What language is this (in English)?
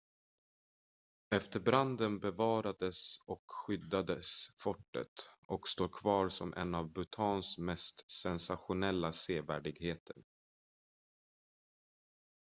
Swedish